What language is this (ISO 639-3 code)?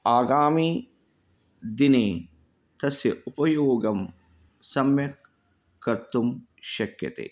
san